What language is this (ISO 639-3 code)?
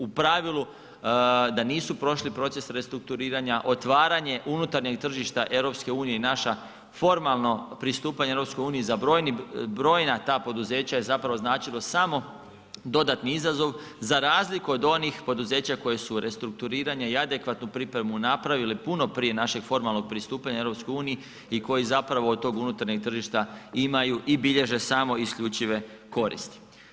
hrv